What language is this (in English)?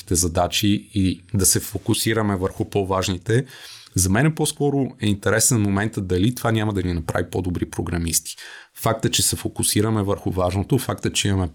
Bulgarian